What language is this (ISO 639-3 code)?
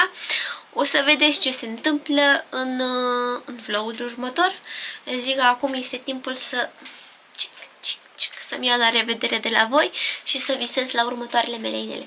ron